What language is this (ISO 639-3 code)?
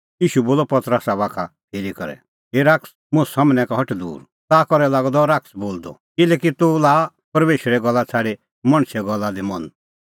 kfx